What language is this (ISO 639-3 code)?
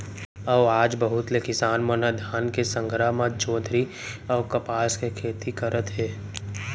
hne